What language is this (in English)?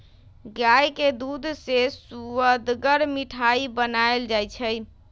Magahi